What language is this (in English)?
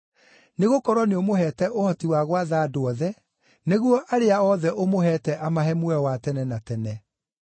Kikuyu